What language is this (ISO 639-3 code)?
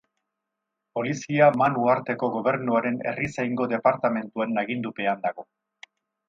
eus